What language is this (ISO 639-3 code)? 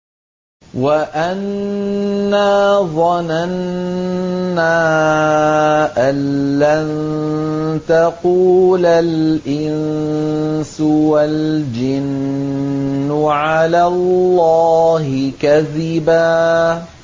ara